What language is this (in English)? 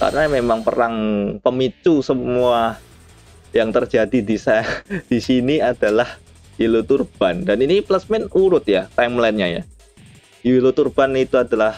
Indonesian